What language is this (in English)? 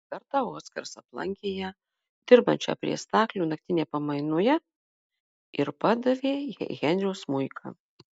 Lithuanian